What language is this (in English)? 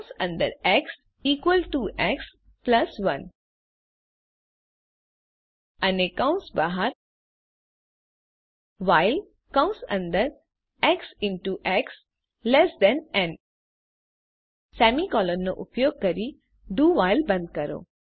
Gujarati